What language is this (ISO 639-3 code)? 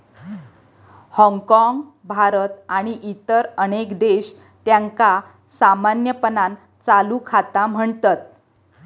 mar